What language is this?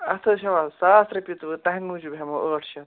Kashmiri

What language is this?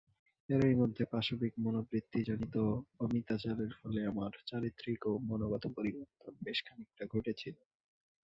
Bangla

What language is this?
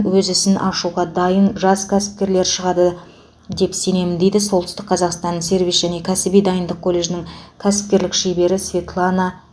Kazakh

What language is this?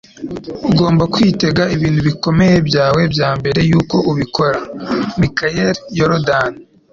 Kinyarwanda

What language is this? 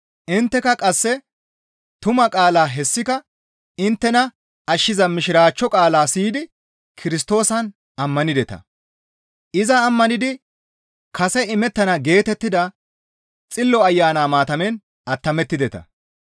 Gamo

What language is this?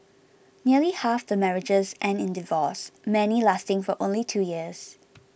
English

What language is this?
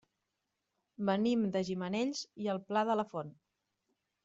Catalan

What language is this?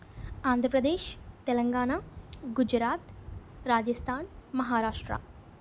Telugu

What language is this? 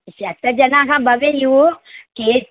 Sanskrit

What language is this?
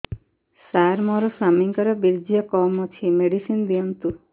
Odia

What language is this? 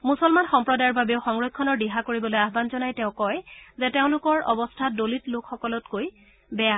Assamese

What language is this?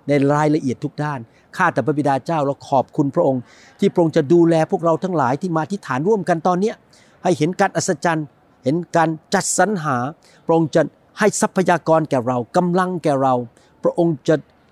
Thai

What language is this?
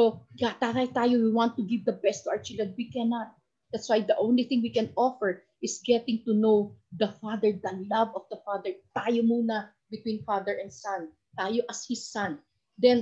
Filipino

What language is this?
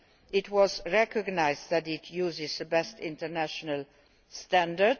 English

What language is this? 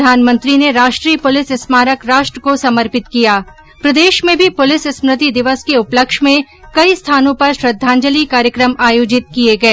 Hindi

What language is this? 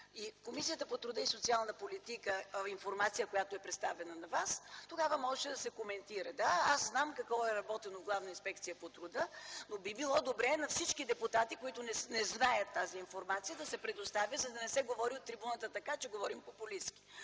Bulgarian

